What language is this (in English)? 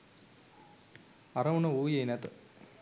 Sinhala